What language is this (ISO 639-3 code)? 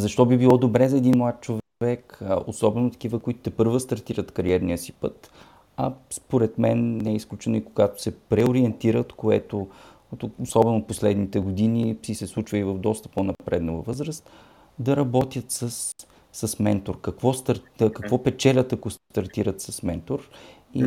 bul